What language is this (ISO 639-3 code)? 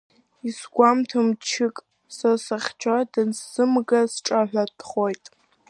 abk